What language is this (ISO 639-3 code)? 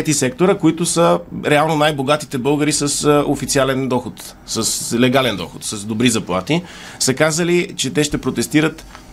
bul